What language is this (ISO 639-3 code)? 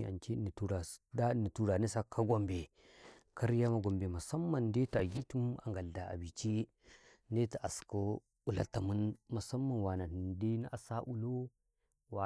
kai